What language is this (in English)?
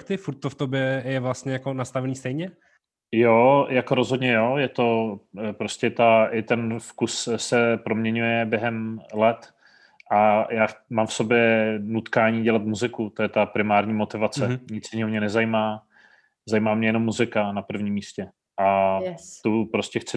Czech